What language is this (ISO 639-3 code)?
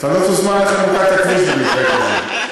heb